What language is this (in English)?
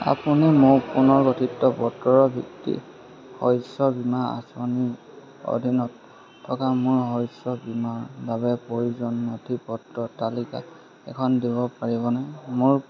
Assamese